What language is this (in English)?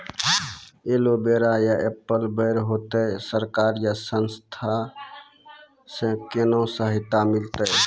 Maithili